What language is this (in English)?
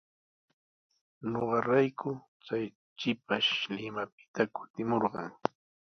Sihuas Ancash Quechua